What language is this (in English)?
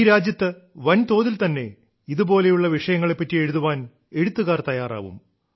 Malayalam